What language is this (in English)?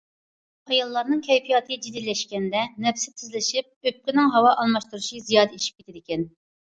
Uyghur